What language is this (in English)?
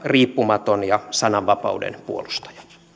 Finnish